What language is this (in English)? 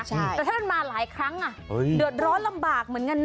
Thai